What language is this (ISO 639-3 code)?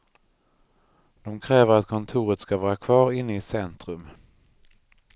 swe